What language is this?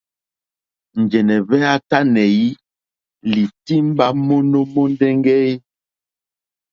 Mokpwe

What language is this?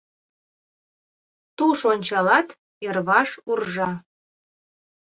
Mari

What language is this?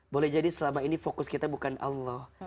Indonesian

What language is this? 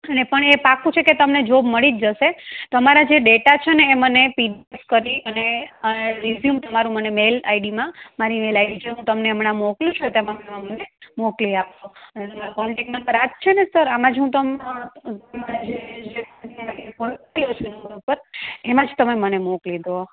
Gujarati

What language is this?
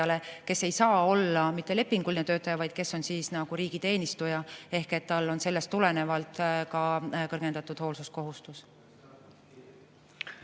Estonian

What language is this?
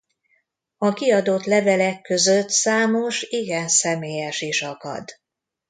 Hungarian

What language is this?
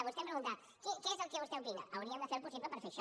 Catalan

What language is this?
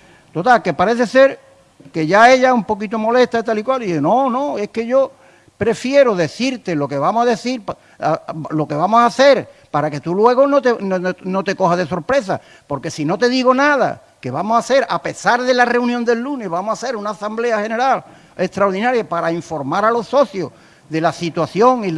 Spanish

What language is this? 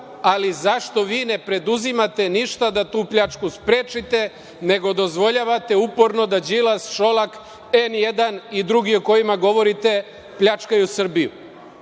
Serbian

